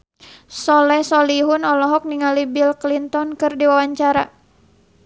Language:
Sundanese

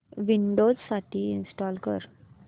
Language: Marathi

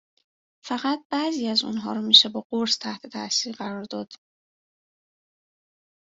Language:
Persian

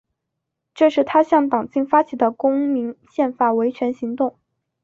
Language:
Chinese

